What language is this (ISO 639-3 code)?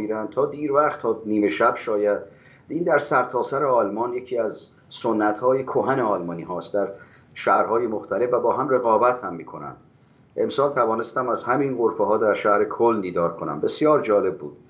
fas